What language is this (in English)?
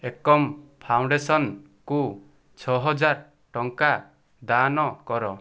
Odia